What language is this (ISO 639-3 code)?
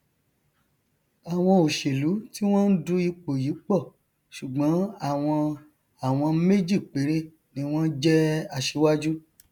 yor